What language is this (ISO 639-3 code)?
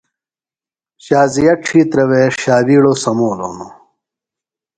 phl